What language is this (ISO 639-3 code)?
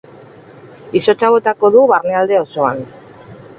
eus